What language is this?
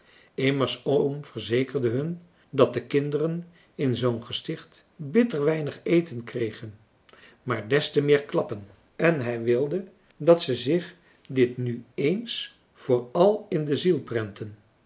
Dutch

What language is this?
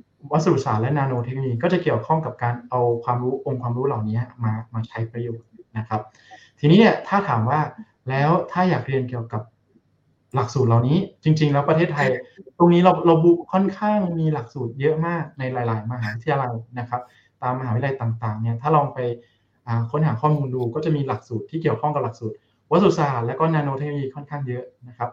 Thai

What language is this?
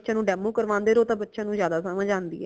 Punjabi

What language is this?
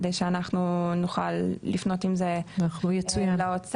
Hebrew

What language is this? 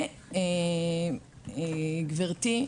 Hebrew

